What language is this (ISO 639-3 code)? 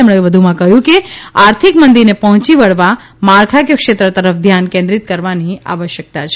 guj